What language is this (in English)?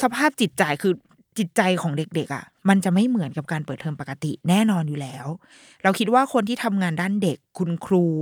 Thai